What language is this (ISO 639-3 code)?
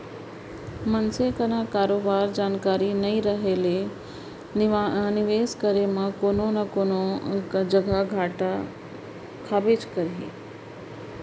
hne